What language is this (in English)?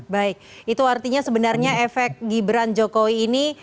Indonesian